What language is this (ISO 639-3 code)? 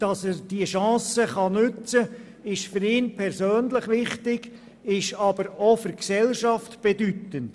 gsw